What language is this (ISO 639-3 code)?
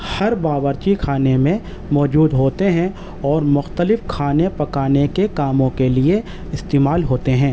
urd